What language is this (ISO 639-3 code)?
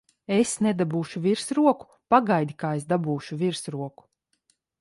lav